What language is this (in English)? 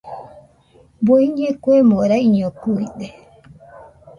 Nüpode Huitoto